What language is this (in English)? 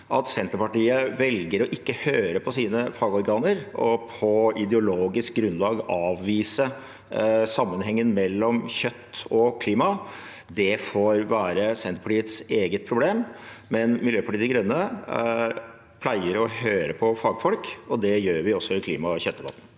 Norwegian